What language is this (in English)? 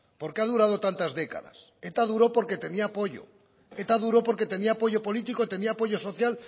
Spanish